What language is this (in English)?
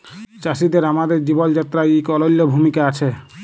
Bangla